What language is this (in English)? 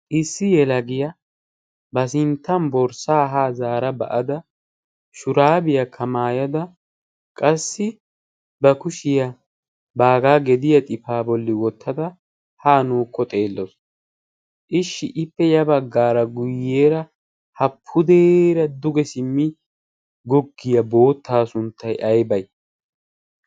Wolaytta